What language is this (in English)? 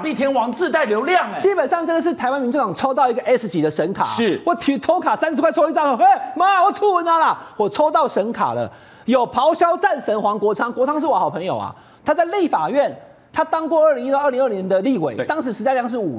Chinese